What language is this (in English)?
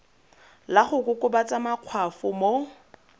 Tswana